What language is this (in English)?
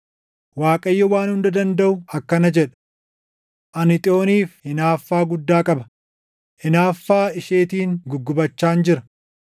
Oromo